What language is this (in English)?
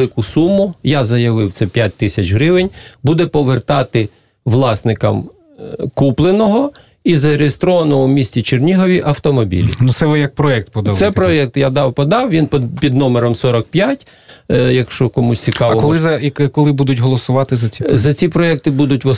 Ukrainian